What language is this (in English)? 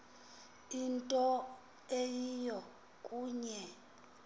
Xhosa